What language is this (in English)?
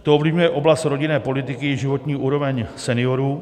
Czech